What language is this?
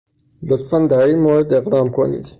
Persian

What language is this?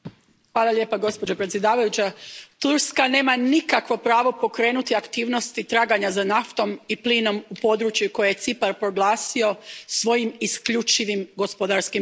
Croatian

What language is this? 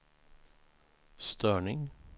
Swedish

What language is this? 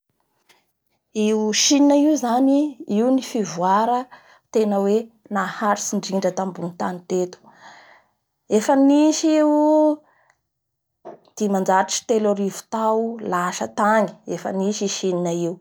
Bara Malagasy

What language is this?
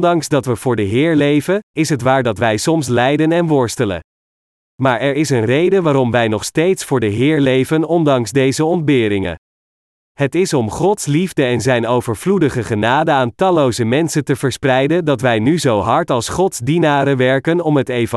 Dutch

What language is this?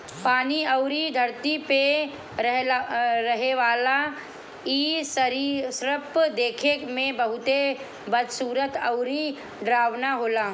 Bhojpuri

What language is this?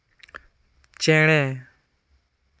Santali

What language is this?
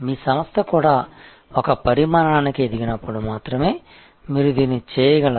Telugu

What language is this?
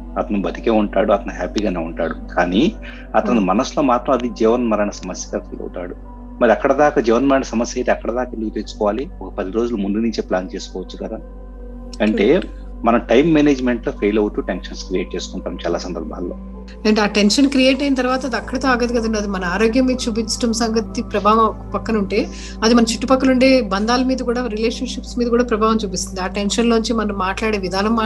Telugu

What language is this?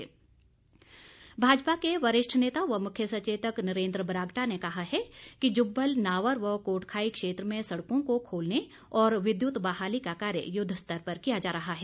Hindi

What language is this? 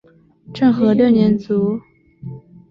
Chinese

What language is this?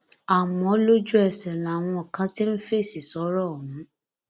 Yoruba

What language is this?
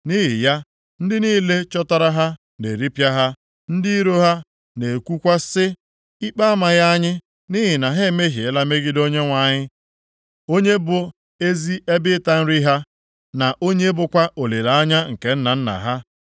Igbo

